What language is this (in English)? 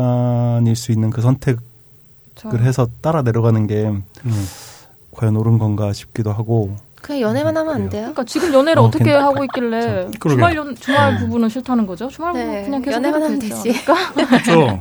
Korean